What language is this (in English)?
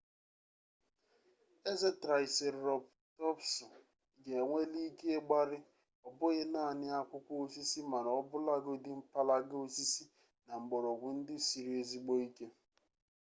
Igbo